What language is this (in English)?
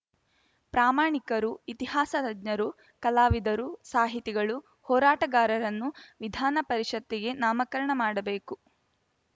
Kannada